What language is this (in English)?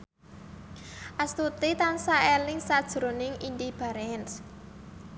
Javanese